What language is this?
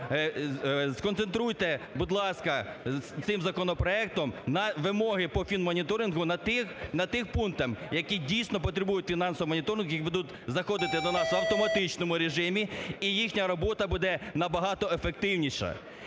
Ukrainian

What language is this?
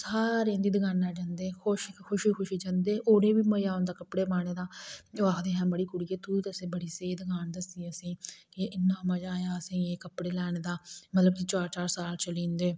Dogri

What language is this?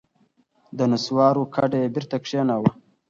Pashto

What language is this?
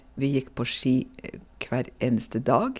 Norwegian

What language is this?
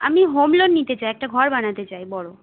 Bangla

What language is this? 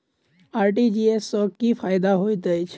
Maithili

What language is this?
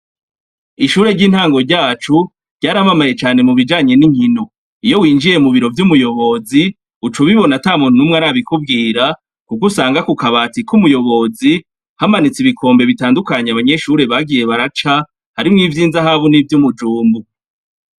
Rundi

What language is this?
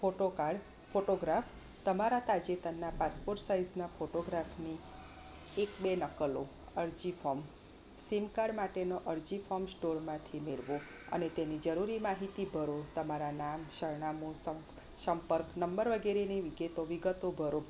Gujarati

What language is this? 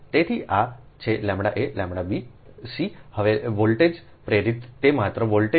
Gujarati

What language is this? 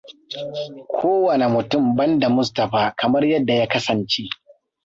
Hausa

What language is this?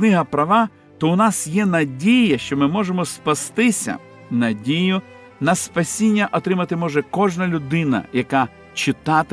Ukrainian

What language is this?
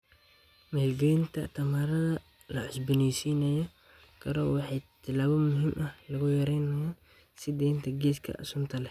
Somali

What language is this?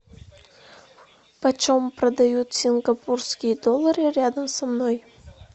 Russian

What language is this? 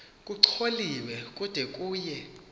Xhosa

